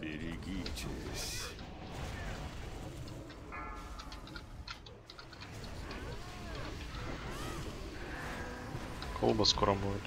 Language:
Russian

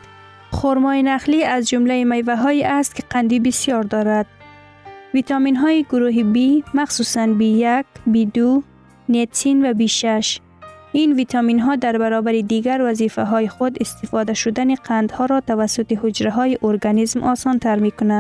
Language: Persian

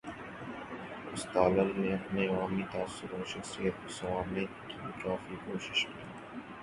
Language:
Urdu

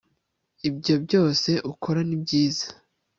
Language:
Kinyarwanda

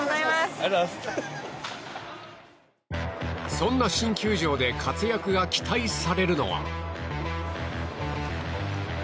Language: Japanese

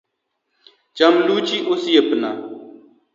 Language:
Luo (Kenya and Tanzania)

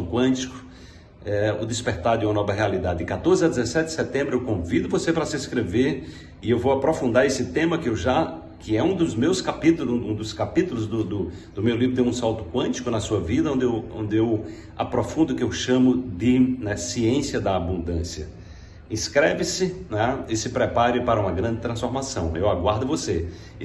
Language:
Portuguese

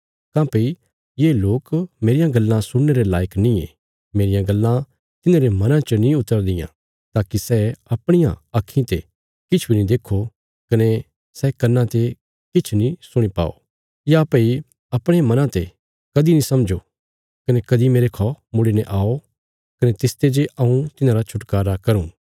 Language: Bilaspuri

